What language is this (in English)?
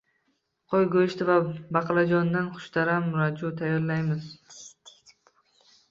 Uzbek